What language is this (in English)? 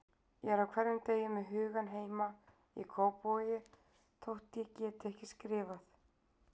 Icelandic